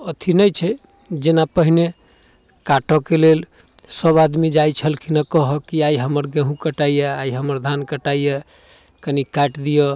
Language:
Maithili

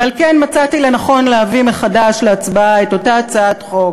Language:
Hebrew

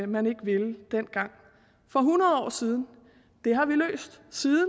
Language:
Danish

